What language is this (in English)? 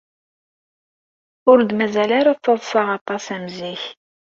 Kabyle